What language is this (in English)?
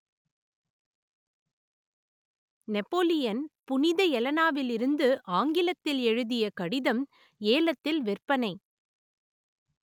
Tamil